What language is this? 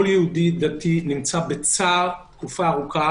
Hebrew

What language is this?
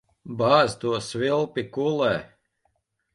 Latvian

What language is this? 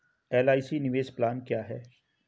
Hindi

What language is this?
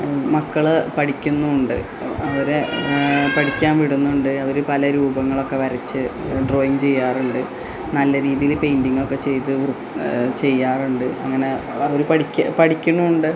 Malayalam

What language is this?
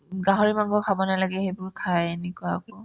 Assamese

